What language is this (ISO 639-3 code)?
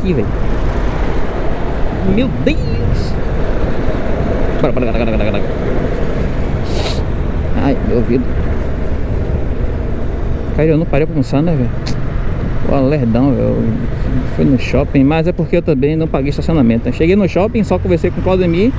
por